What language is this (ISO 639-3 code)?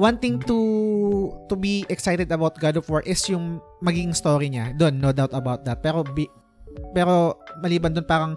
fil